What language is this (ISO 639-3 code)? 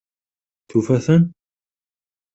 kab